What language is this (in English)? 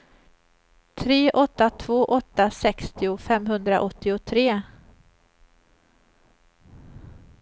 Swedish